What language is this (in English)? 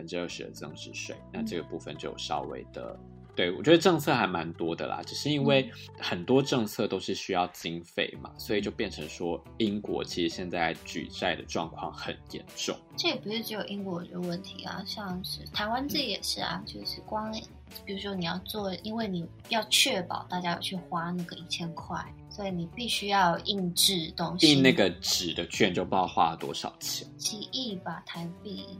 Chinese